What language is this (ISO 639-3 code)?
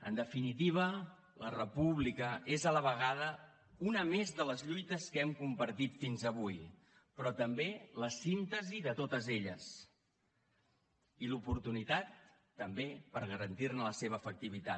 cat